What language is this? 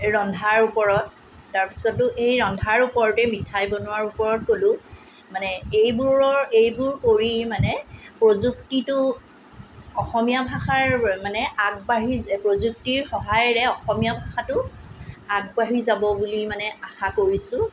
Assamese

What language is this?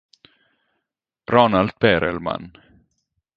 Italian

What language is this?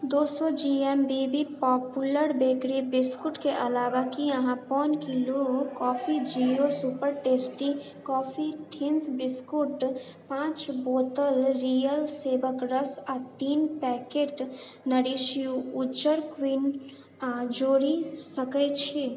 Maithili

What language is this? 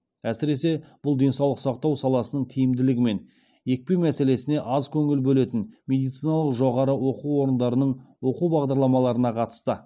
Kazakh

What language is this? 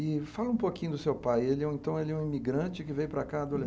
Portuguese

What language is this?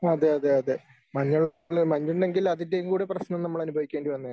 Malayalam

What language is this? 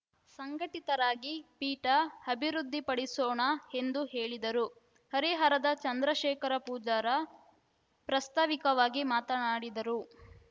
Kannada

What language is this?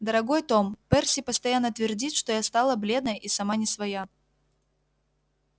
Russian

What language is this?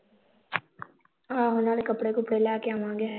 Punjabi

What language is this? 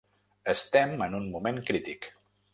Catalan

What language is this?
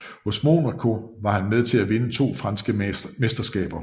Danish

